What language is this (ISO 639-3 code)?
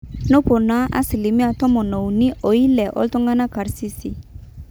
mas